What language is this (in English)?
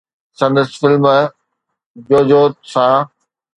Sindhi